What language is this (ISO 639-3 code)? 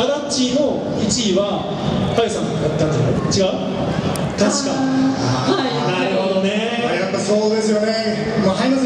jpn